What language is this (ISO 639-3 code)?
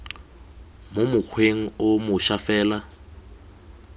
tsn